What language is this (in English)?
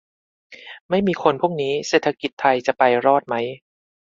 Thai